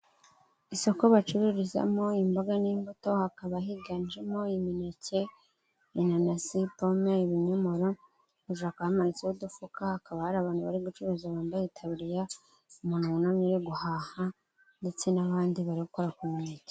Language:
Kinyarwanda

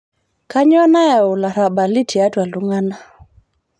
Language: Masai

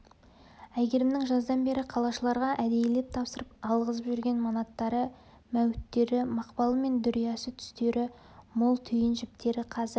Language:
Kazakh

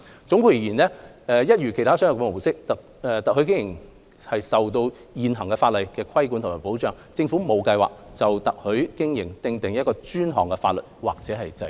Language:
Cantonese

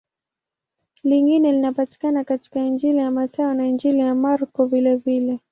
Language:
Swahili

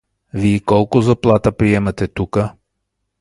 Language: Bulgarian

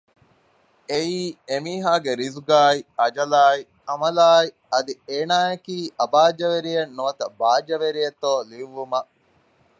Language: Divehi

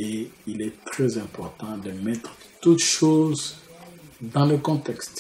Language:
French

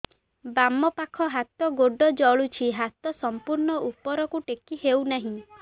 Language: Odia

